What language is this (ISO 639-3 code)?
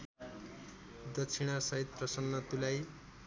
nep